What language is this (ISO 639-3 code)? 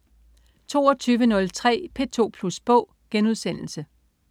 dan